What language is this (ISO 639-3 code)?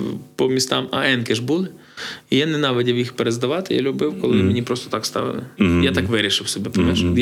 ukr